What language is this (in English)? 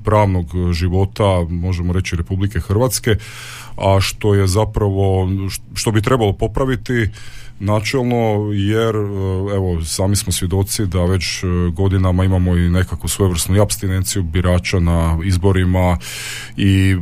Croatian